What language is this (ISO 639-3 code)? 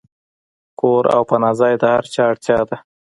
pus